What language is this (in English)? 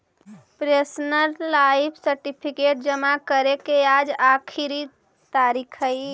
Magahi